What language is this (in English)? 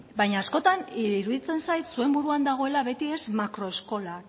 Basque